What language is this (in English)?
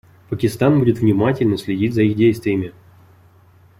Russian